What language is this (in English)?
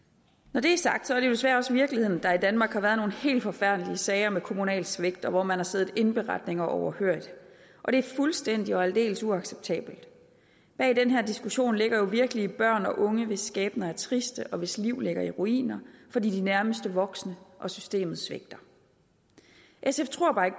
Danish